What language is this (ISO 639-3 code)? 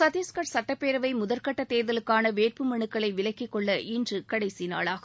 tam